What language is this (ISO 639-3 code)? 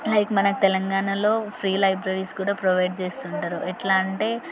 tel